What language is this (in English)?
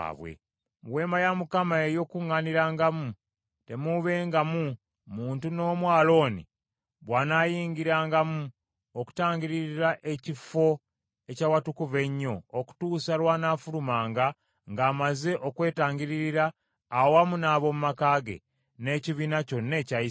Ganda